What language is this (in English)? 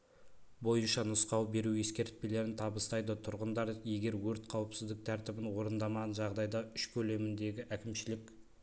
Kazakh